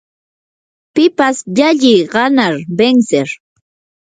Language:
Yanahuanca Pasco Quechua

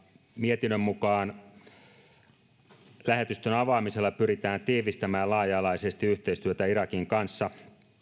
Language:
Finnish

